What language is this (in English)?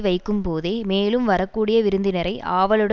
Tamil